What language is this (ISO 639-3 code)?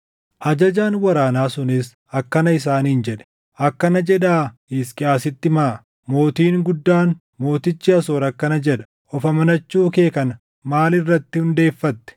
orm